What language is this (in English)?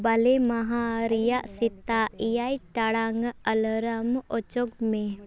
Santali